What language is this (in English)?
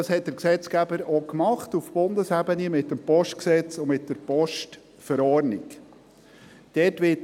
Swiss German